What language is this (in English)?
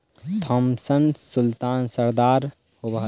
Magahi